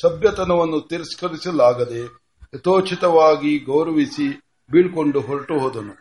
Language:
Kannada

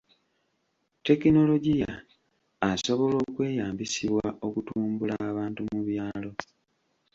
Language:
Ganda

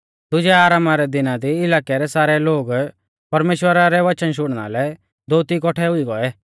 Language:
Mahasu Pahari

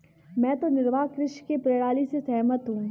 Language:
Hindi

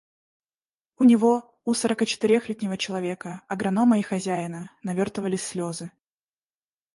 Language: Russian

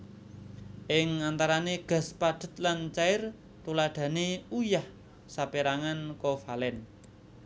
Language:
Javanese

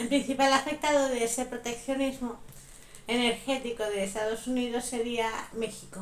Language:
Spanish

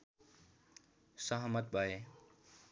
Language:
Nepali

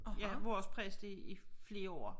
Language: Danish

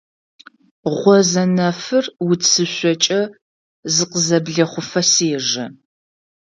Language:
Adyghe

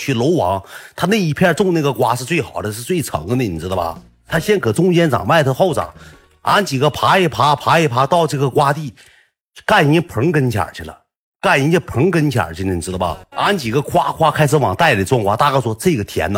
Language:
Chinese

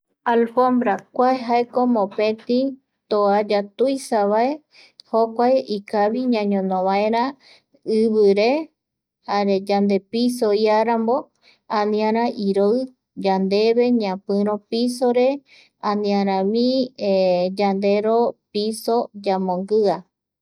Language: Eastern Bolivian Guaraní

